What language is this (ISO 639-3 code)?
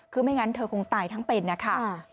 tha